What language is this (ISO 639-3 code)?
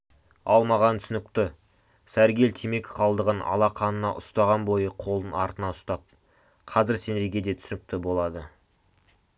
kaz